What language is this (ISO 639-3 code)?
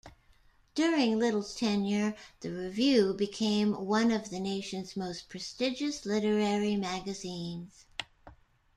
eng